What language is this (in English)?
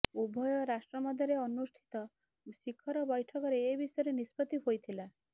Odia